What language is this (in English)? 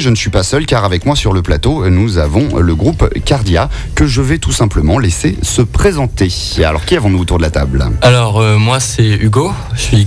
French